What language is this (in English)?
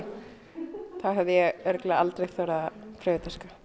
Icelandic